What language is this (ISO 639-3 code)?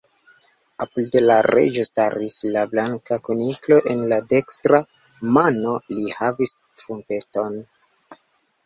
epo